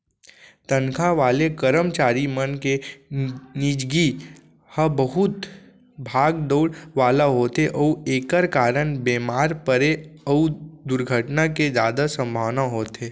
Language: Chhattisgarhi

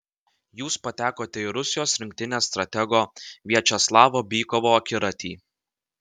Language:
Lithuanian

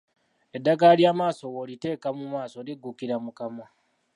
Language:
Ganda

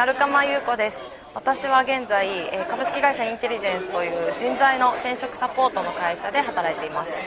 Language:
Japanese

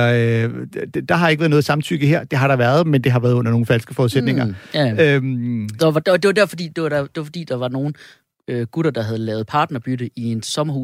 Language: Danish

